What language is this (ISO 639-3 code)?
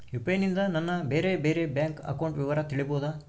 kan